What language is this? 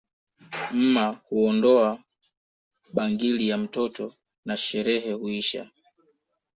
Swahili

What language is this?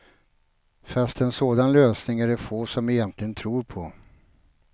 Swedish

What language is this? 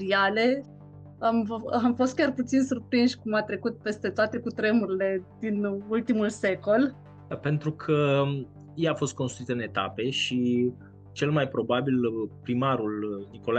Romanian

